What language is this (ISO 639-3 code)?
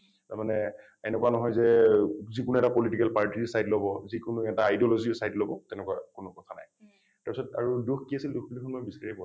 asm